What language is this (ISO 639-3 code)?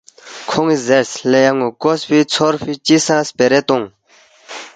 bft